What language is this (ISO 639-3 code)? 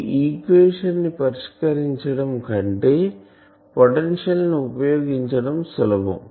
tel